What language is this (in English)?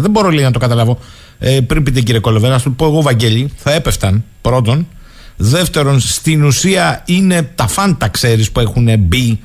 Greek